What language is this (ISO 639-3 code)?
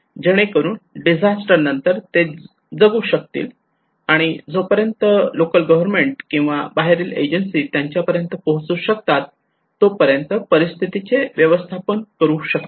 mar